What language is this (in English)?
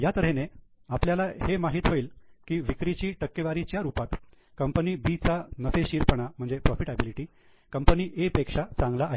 Marathi